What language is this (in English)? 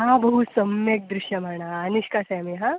Sanskrit